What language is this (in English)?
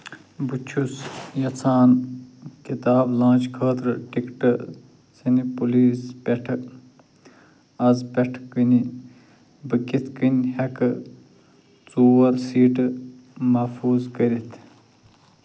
Kashmiri